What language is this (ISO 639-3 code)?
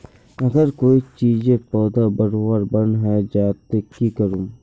mag